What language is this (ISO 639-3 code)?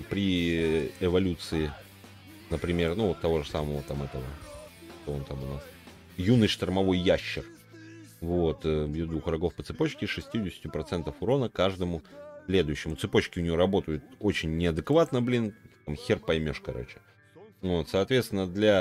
rus